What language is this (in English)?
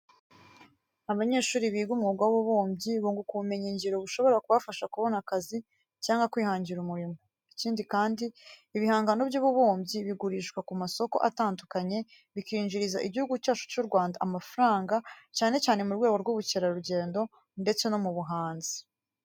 Kinyarwanda